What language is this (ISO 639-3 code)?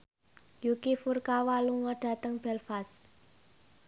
jav